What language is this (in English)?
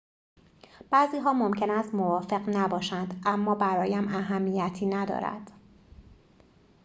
Persian